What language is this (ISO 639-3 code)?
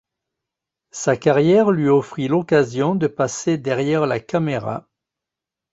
fra